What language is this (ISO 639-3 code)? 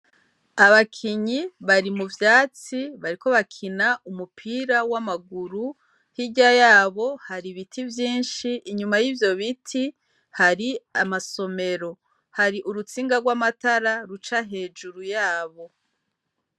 run